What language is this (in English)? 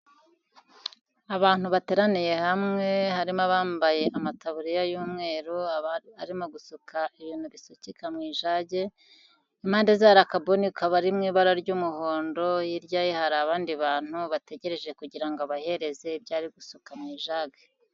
Kinyarwanda